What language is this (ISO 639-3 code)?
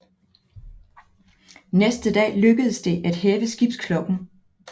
dan